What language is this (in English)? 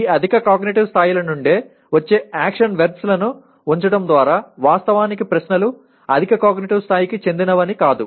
Telugu